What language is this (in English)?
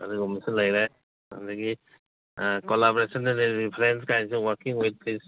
Manipuri